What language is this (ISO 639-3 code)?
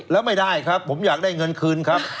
tha